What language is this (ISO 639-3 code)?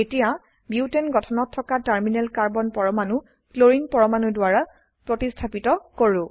asm